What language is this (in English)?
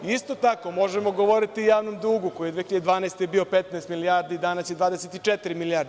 Serbian